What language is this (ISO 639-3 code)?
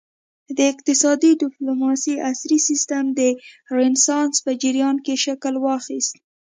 pus